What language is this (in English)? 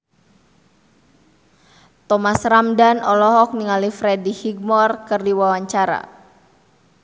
Sundanese